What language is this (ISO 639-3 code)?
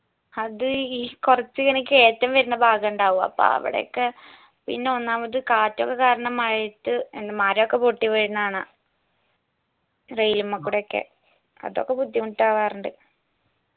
mal